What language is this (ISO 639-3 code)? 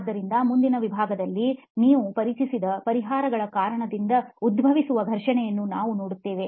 kan